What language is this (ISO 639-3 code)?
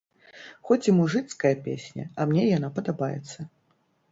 bel